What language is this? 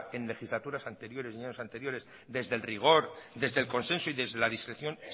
Spanish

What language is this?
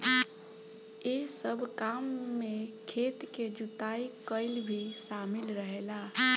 Bhojpuri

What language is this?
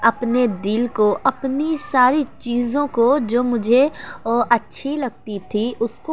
Urdu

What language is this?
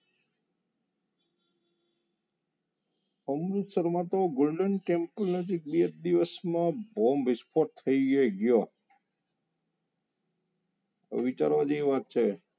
Gujarati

